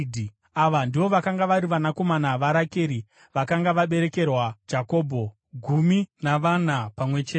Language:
Shona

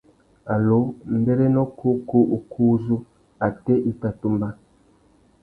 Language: Tuki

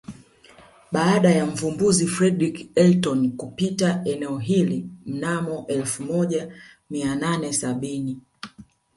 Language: Swahili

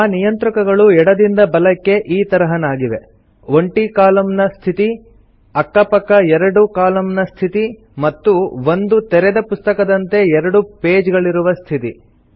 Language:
Kannada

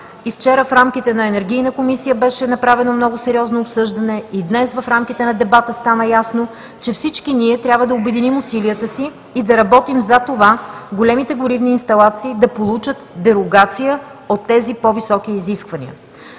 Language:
Bulgarian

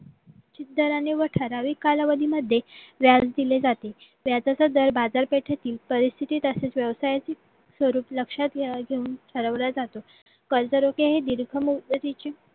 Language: Marathi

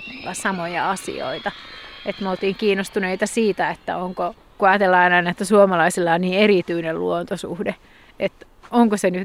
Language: Finnish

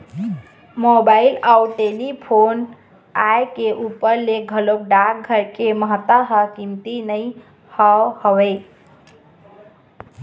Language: Chhattisgarhi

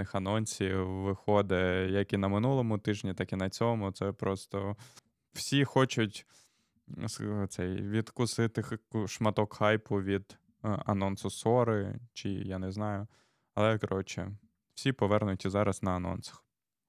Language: Ukrainian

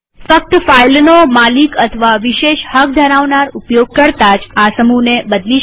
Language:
Gujarati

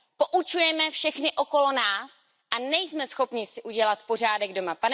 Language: Czech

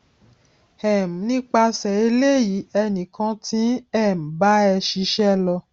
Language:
Yoruba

